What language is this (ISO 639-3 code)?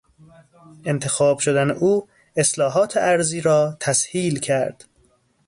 fas